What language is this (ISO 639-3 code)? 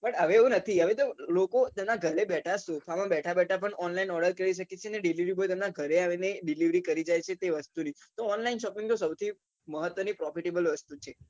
guj